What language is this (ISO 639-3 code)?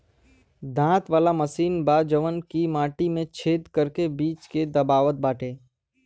bho